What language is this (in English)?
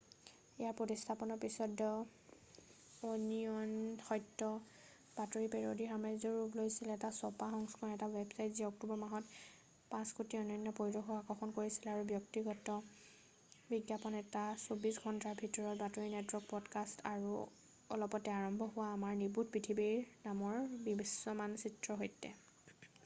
Assamese